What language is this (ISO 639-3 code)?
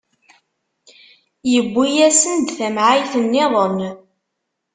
kab